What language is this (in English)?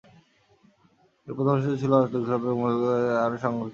Bangla